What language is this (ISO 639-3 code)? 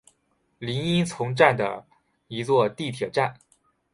zho